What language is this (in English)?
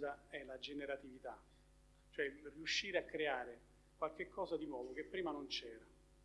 Italian